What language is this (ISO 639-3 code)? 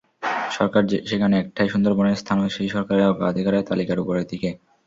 ben